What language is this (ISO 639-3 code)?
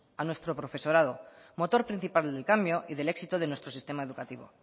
spa